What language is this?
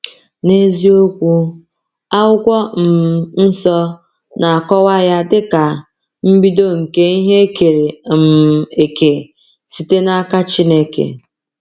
Igbo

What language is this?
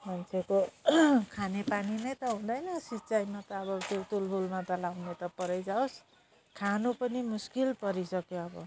Nepali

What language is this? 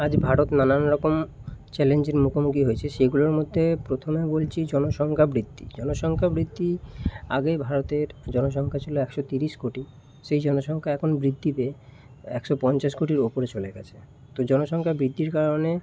Bangla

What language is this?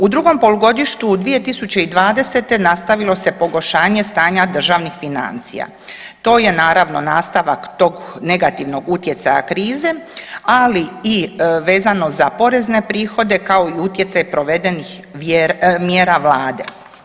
Croatian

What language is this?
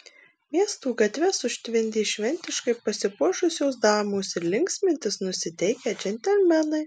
Lithuanian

